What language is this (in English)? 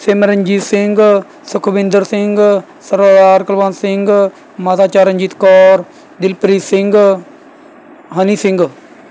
Punjabi